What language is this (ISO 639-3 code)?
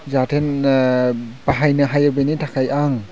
brx